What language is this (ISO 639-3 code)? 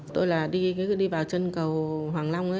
vie